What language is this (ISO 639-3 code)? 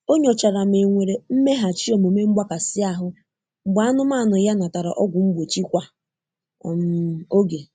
ibo